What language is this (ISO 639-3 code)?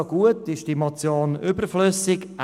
gsw